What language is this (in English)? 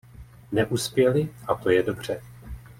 Czech